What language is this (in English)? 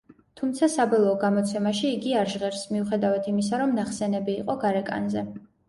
Georgian